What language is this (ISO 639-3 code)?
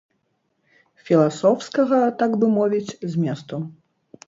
bel